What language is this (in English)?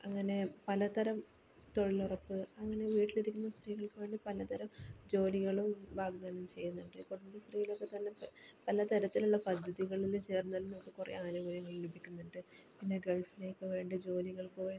Malayalam